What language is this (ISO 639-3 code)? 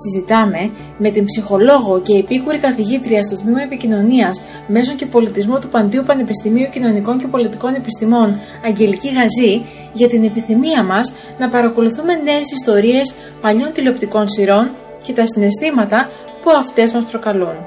ell